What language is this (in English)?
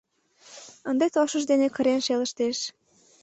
Mari